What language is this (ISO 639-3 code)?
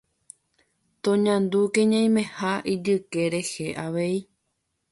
grn